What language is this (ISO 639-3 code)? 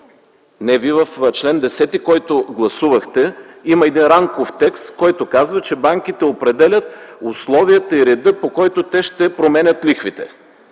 bul